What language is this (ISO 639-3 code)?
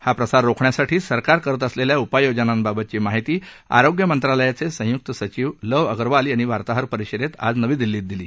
mar